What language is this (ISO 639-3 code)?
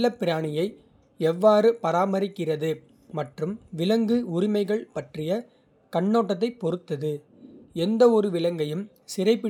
kfe